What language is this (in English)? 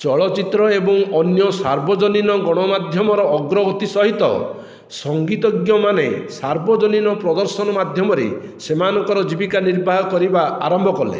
Odia